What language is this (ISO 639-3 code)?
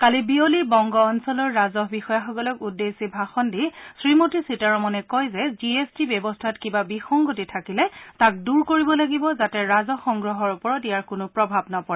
asm